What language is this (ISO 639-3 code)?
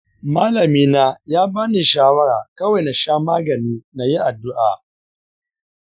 hau